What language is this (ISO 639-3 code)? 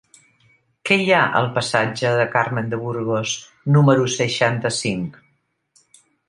cat